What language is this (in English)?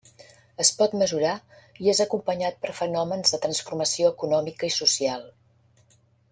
Catalan